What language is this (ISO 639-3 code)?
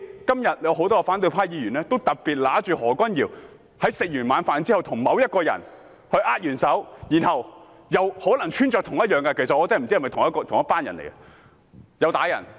yue